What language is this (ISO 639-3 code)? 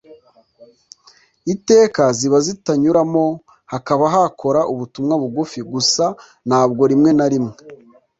kin